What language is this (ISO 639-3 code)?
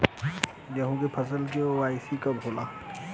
bho